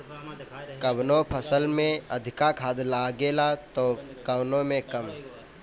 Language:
Bhojpuri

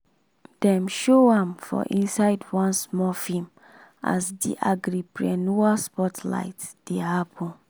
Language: Nigerian Pidgin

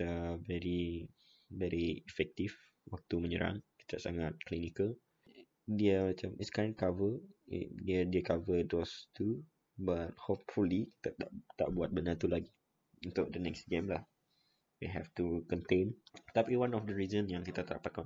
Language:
Malay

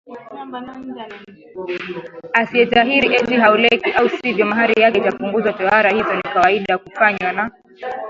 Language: Swahili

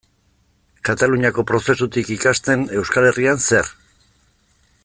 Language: Basque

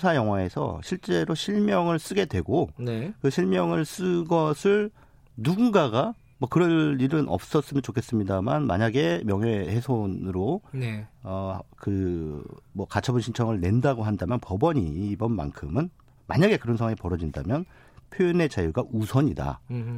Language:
Korean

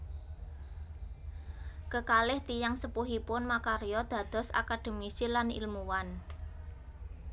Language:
Javanese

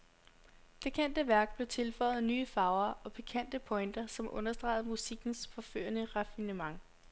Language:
Danish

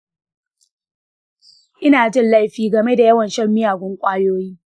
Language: Hausa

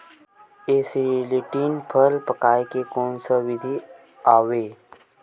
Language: Chhattisgarhi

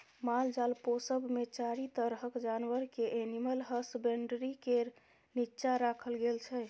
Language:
Maithili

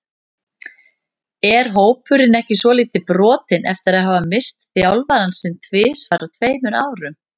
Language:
Icelandic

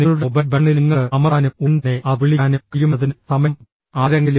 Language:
Malayalam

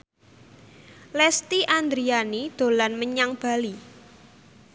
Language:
Javanese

